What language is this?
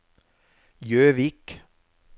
Norwegian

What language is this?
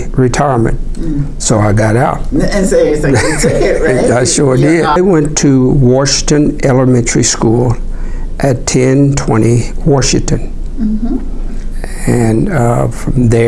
English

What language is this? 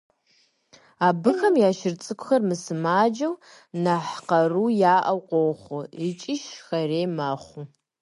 Kabardian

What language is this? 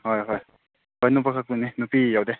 Manipuri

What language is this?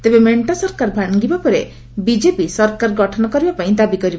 Odia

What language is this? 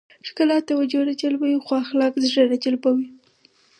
Pashto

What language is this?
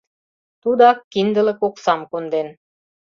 Mari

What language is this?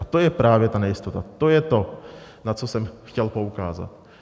Czech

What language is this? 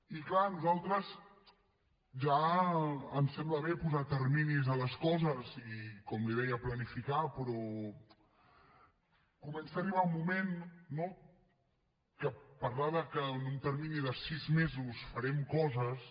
Catalan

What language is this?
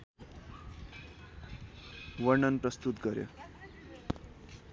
Nepali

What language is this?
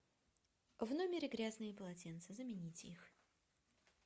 Russian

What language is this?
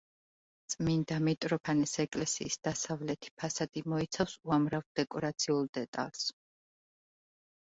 Georgian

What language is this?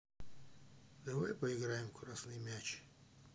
Russian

